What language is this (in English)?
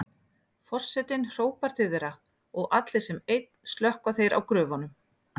Icelandic